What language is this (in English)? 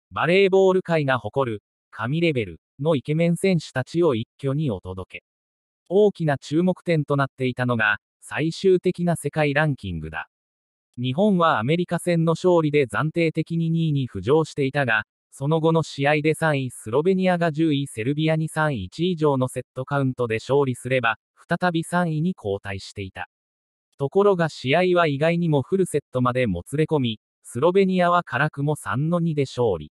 Japanese